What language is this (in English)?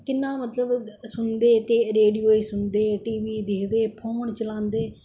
Dogri